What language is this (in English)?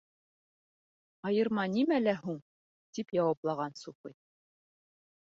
Bashkir